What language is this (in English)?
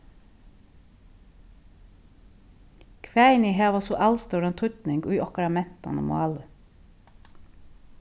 Faroese